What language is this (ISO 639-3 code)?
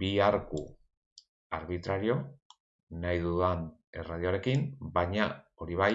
eus